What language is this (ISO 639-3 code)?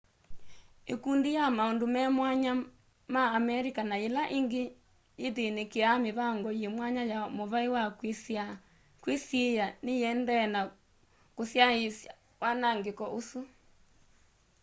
kam